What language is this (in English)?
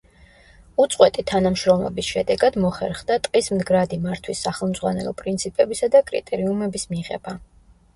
Georgian